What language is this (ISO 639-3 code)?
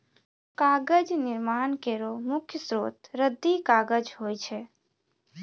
mai